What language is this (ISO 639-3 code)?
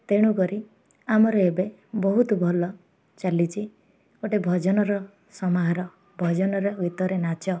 ori